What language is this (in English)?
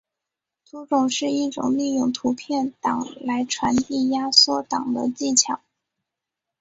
Chinese